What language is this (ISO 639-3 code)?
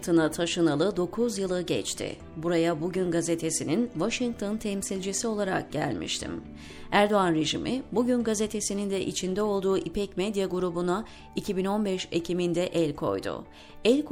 tur